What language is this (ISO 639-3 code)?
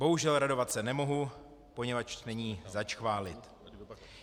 ces